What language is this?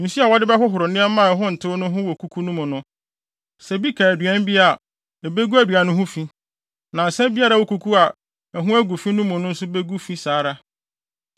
Akan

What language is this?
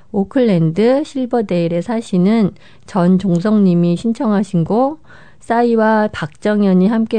Korean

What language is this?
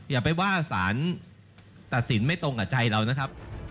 Thai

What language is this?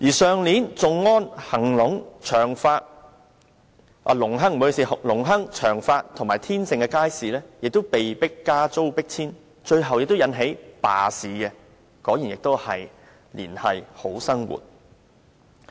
Cantonese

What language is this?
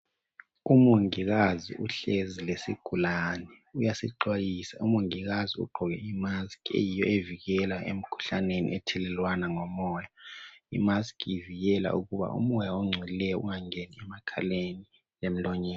North Ndebele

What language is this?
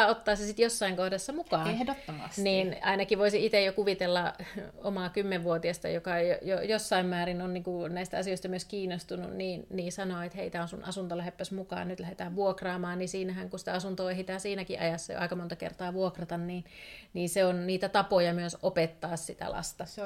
Finnish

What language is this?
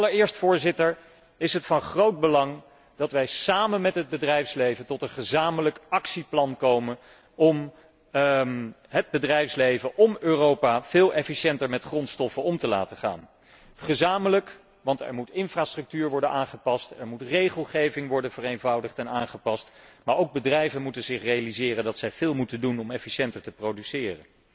Dutch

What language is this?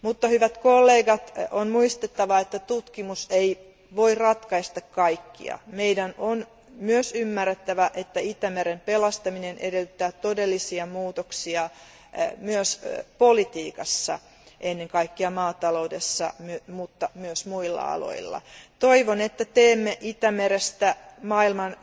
Finnish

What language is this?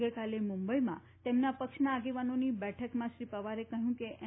Gujarati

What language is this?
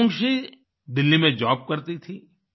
Hindi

